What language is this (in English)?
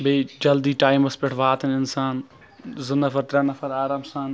Kashmiri